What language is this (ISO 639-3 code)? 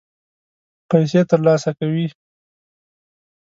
pus